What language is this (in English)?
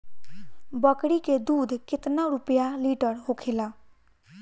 Bhojpuri